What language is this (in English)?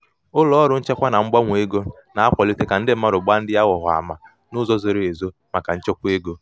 Igbo